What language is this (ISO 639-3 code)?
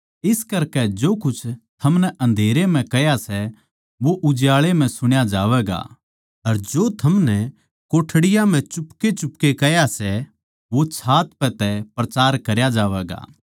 bgc